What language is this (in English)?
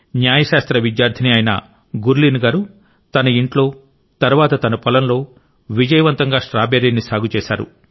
Telugu